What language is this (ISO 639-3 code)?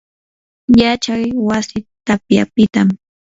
qur